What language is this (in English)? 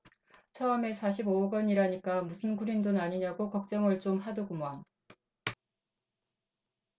Korean